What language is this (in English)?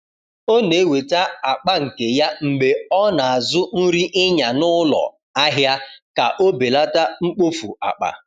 Igbo